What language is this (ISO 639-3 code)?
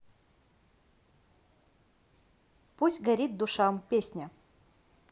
rus